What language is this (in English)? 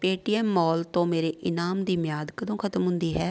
Punjabi